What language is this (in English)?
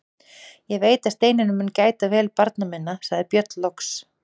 Icelandic